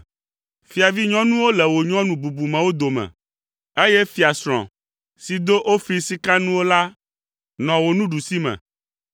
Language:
Ewe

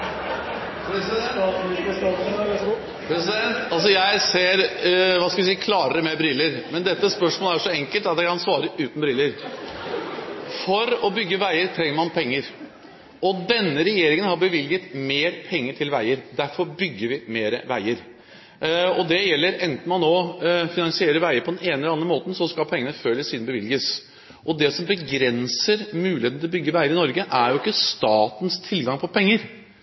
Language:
Norwegian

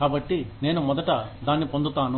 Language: Telugu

